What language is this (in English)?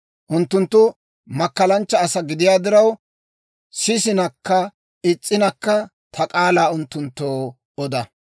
Dawro